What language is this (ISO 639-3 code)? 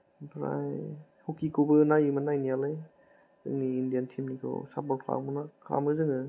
brx